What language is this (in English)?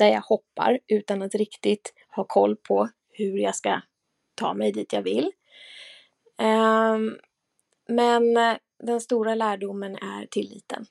Swedish